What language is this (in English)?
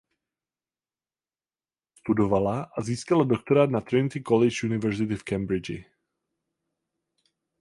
Czech